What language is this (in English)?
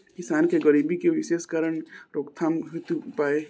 Bhojpuri